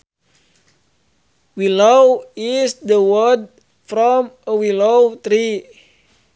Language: Sundanese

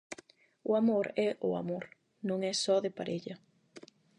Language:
Galician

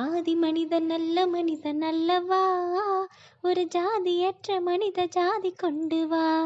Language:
Tamil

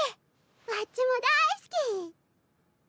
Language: Japanese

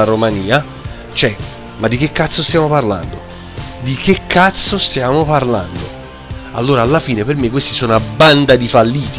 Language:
Italian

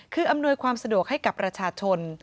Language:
Thai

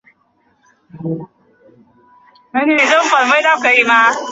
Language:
Chinese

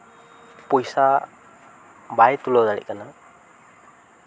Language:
Santali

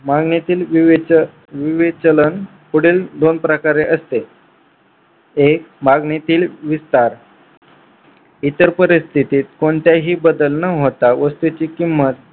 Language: Marathi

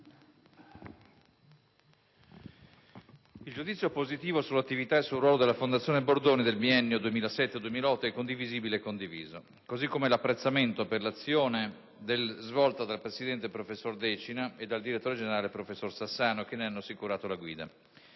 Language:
Italian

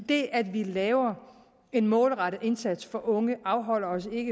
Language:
Danish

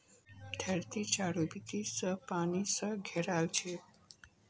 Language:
Magahi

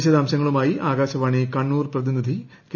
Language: Malayalam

